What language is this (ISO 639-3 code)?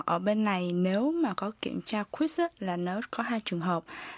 vie